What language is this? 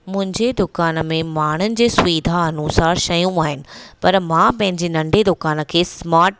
Sindhi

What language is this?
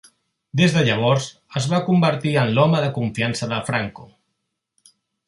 Catalan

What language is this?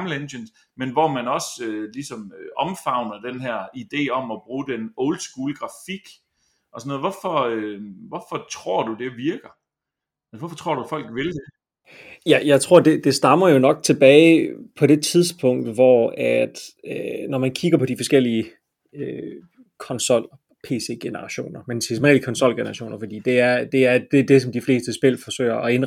Danish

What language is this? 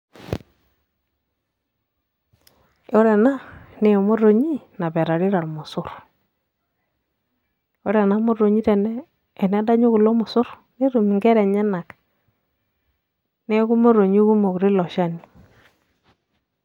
Masai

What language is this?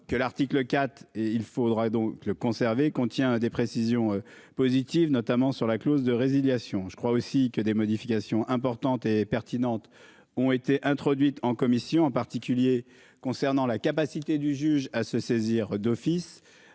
French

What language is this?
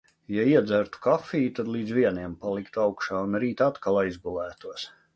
Latvian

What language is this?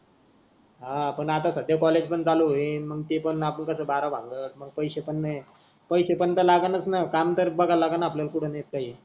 Marathi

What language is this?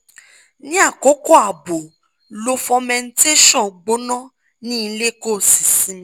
Yoruba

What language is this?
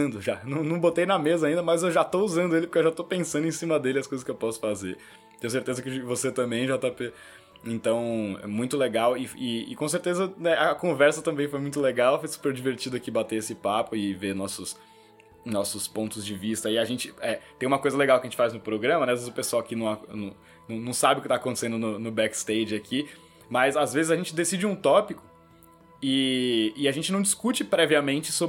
Portuguese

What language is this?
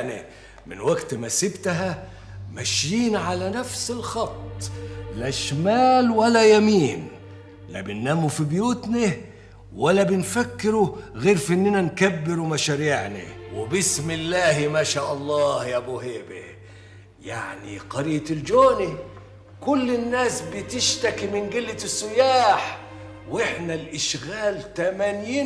Arabic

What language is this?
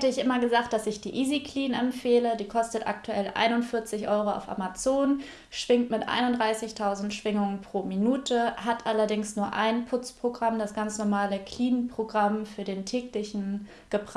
German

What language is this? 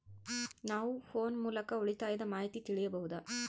Kannada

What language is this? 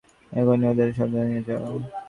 Bangla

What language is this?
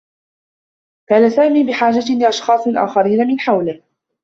Arabic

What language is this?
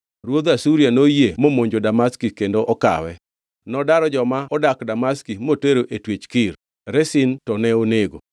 Luo (Kenya and Tanzania)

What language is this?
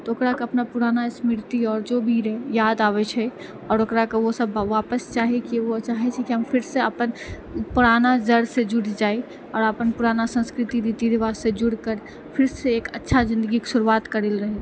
Maithili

